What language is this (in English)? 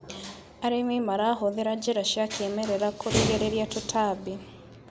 Kikuyu